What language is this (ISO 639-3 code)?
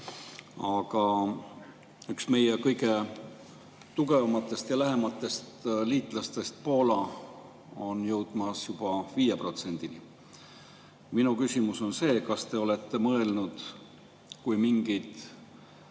est